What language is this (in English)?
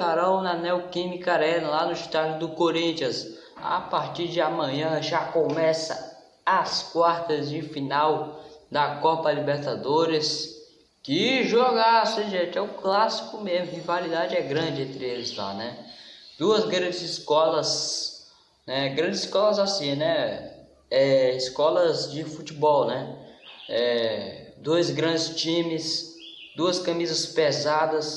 Portuguese